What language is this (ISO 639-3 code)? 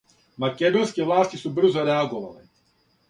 srp